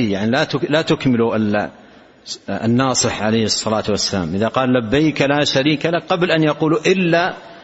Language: Arabic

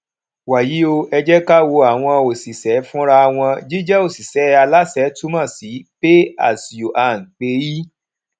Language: Yoruba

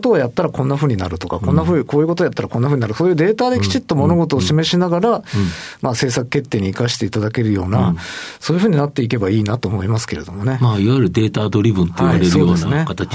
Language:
Japanese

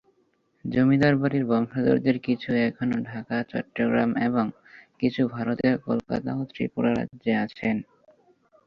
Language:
Bangla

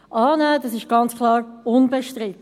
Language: Swiss German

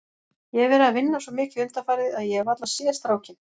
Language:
Icelandic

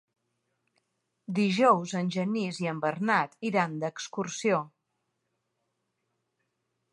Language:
Catalan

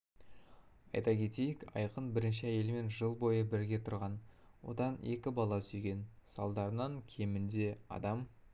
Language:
Kazakh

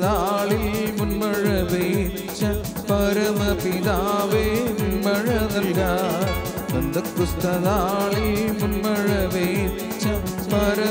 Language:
Malayalam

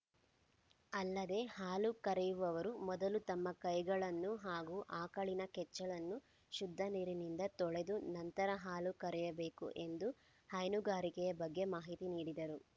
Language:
Kannada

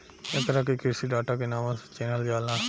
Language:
Bhojpuri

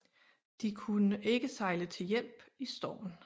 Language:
Danish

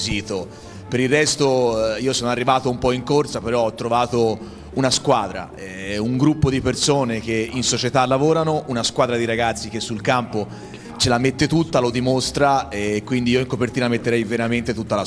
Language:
Italian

